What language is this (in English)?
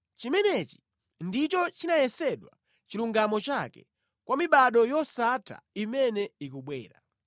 Nyanja